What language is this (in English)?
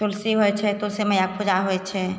Maithili